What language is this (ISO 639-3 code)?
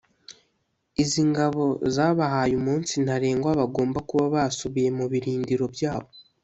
kin